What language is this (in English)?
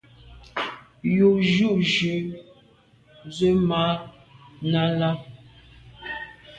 Medumba